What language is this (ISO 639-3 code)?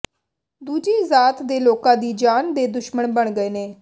pan